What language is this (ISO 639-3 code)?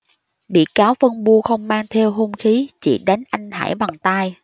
vie